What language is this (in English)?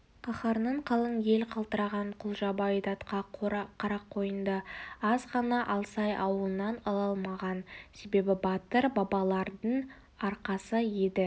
Kazakh